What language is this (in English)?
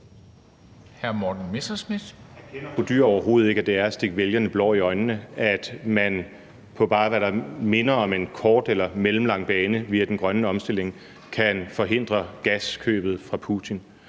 Danish